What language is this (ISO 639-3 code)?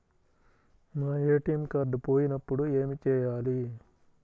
tel